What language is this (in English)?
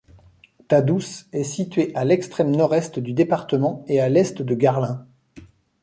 French